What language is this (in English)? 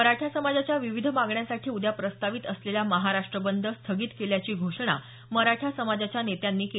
Marathi